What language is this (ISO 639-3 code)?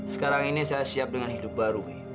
ind